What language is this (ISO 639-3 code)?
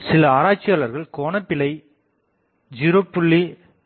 tam